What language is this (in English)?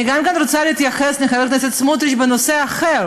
Hebrew